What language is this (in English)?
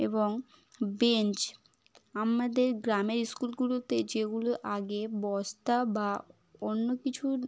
Bangla